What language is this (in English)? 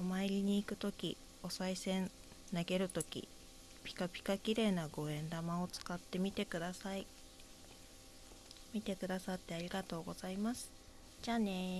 Japanese